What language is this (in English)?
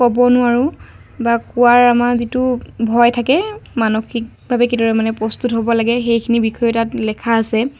Assamese